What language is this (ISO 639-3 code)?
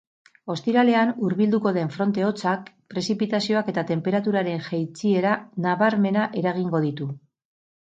eus